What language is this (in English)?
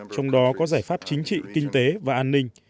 Vietnamese